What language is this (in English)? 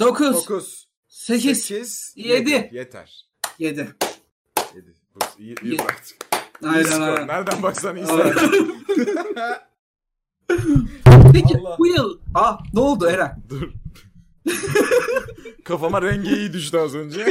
Turkish